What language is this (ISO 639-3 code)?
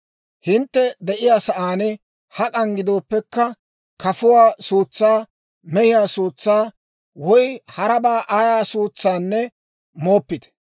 dwr